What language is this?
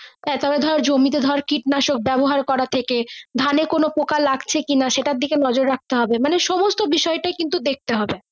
Bangla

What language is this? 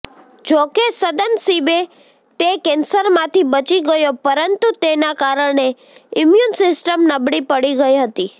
Gujarati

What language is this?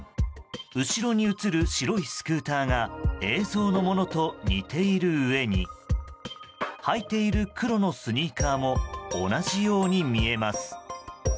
Japanese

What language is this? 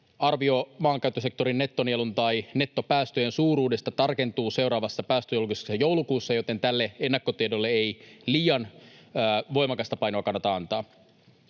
Finnish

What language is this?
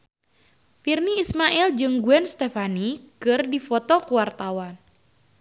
Sundanese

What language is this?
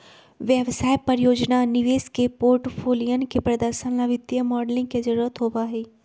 Magahi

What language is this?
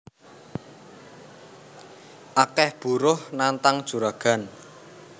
Javanese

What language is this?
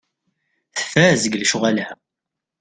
Kabyle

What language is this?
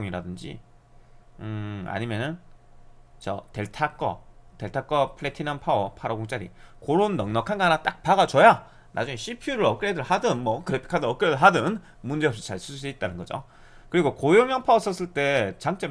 Korean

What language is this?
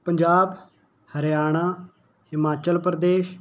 Punjabi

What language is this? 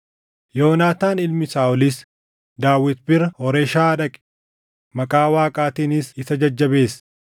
Oromo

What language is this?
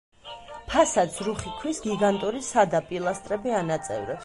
Georgian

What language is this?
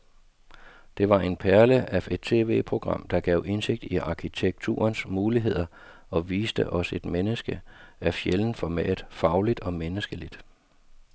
Danish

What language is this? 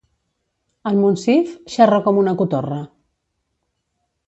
Catalan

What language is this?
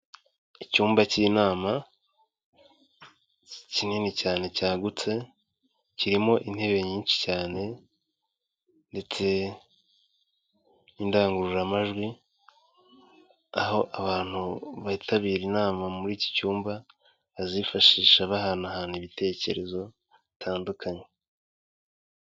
Kinyarwanda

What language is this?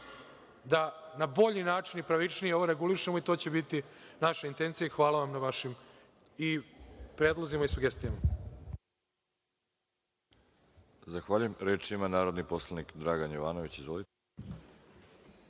Serbian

